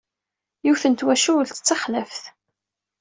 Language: Kabyle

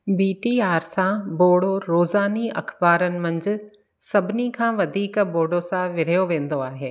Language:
Sindhi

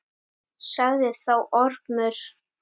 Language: Icelandic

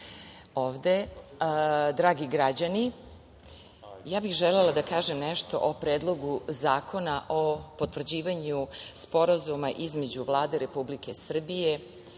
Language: Serbian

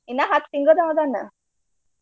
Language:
Kannada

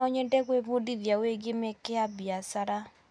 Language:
Kikuyu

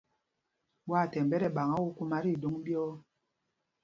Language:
Mpumpong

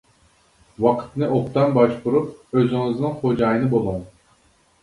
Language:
Uyghur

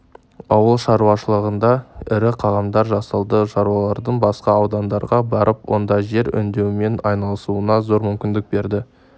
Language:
Kazakh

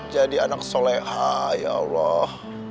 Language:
Indonesian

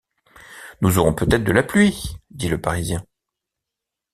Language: French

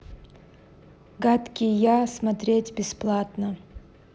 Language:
Russian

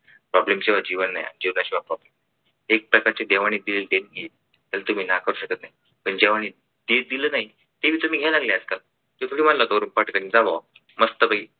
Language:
Marathi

